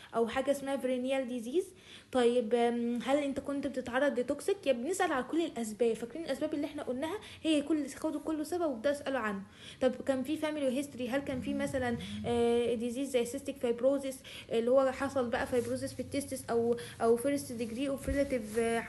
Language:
Arabic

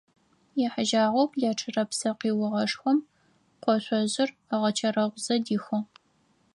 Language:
Adyghe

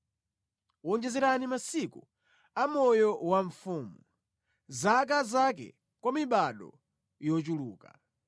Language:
Nyanja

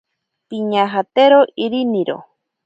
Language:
Ashéninka Perené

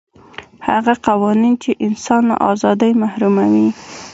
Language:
Pashto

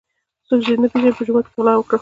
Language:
Pashto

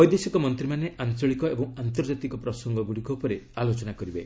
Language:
Odia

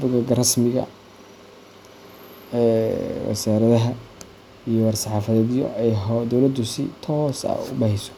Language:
Somali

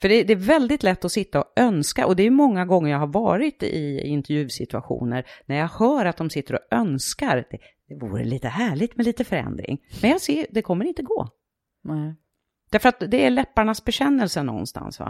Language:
Swedish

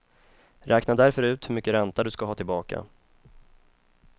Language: Swedish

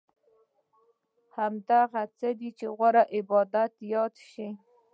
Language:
Pashto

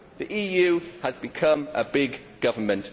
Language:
English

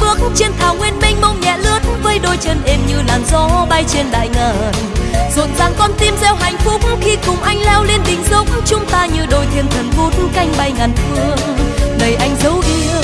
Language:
Vietnamese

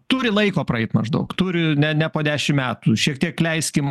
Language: Lithuanian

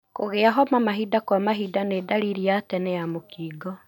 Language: Kikuyu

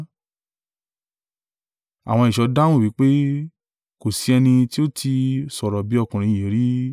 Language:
Yoruba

